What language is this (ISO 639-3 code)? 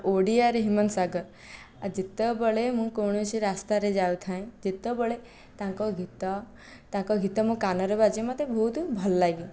ori